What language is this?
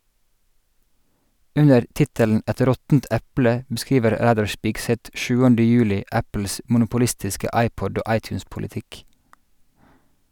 Norwegian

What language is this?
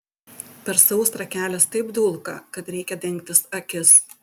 Lithuanian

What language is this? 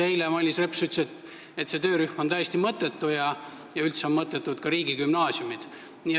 Estonian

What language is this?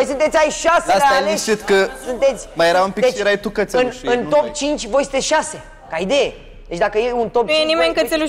Romanian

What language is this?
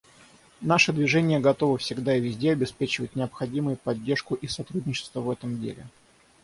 Russian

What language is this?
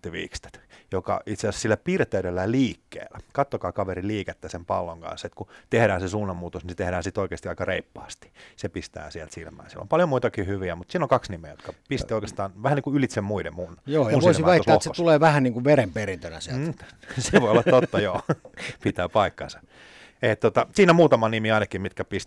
Finnish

